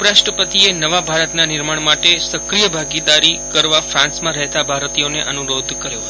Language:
Gujarati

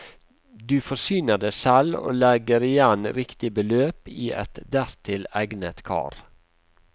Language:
Norwegian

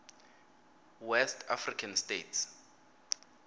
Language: Swati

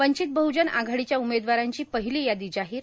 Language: Marathi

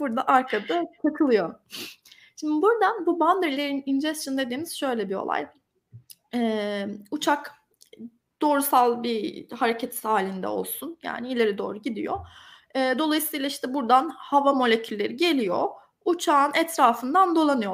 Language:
Turkish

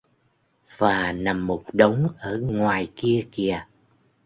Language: Vietnamese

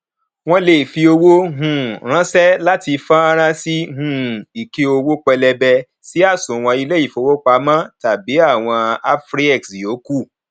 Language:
Yoruba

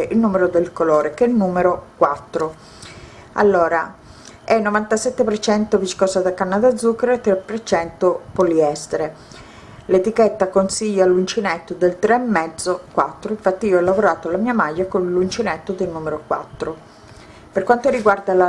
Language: Italian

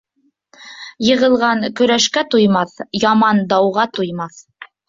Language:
Bashkir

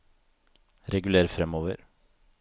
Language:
Norwegian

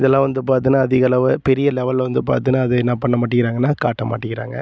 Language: Tamil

